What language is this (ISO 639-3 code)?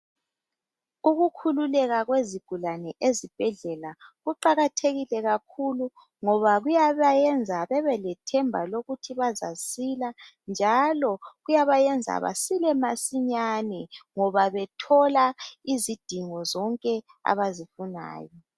nde